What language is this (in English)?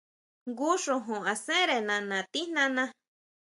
Huautla Mazatec